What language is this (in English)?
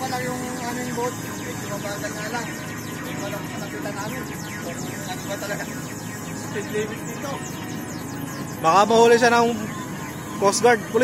Indonesian